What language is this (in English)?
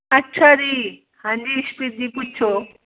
Punjabi